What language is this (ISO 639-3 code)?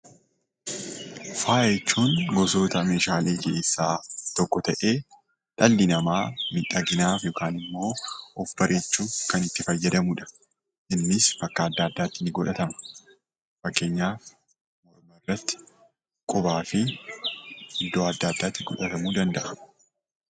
orm